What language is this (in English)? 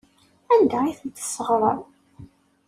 Kabyle